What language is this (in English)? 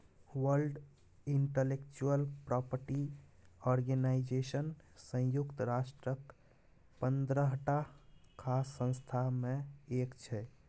Maithili